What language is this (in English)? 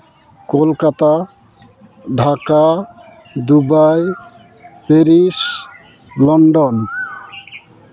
Santali